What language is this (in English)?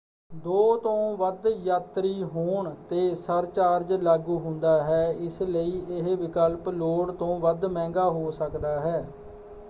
Punjabi